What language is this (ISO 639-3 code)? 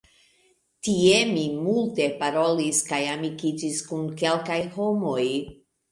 epo